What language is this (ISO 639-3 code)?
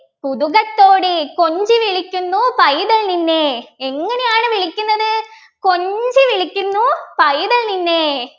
mal